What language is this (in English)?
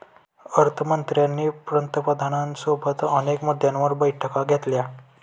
Marathi